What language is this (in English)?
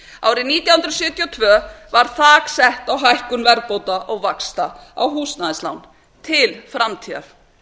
Icelandic